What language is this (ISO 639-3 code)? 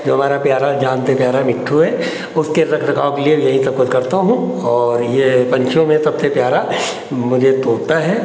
hin